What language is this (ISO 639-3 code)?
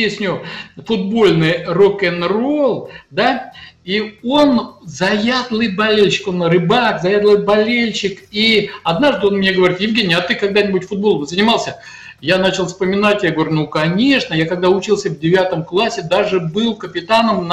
rus